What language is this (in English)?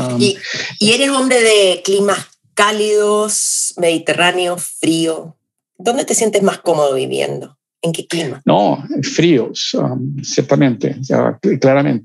Spanish